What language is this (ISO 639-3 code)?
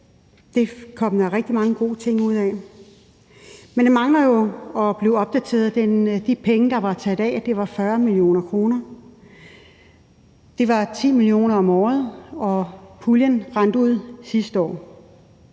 dan